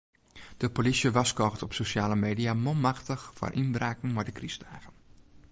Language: Western Frisian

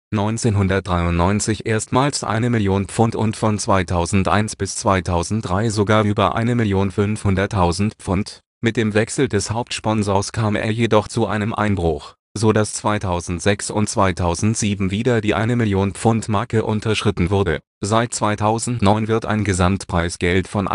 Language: German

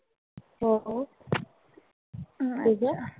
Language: Marathi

